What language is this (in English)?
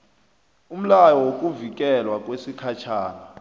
South Ndebele